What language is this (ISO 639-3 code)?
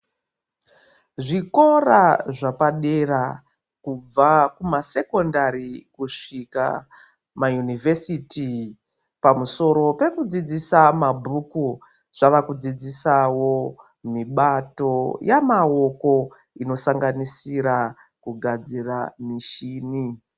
ndc